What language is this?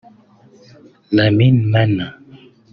Kinyarwanda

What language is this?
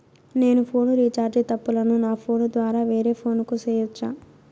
Telugu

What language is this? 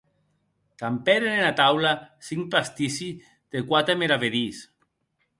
Occitan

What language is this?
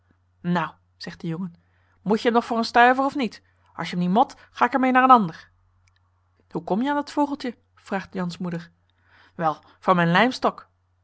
Dutch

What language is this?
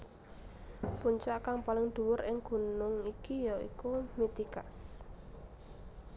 Javanese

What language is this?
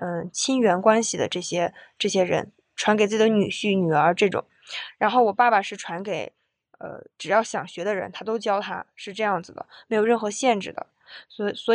Chinese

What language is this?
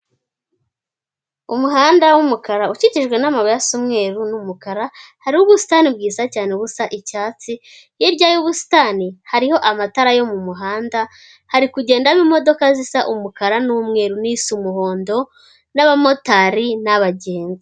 Kinyarwanda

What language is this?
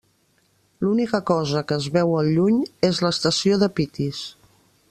Catalan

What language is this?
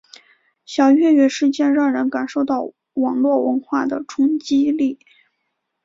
Chinese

